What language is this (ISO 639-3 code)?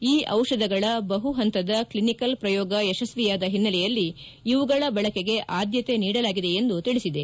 kan